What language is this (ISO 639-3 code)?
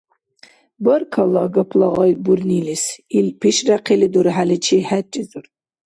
dar